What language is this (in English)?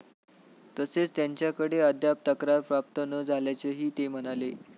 Marathi